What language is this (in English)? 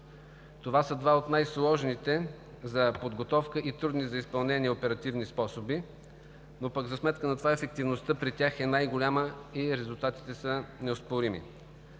Bulgarian